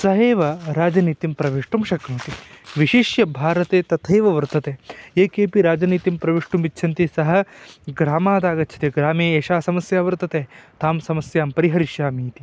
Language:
Sanskrit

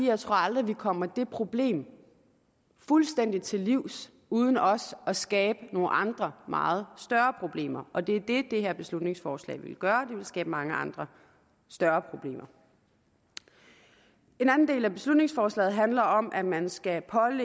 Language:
Danish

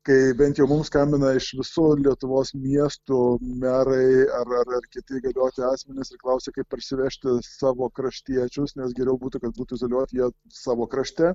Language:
Lithuanian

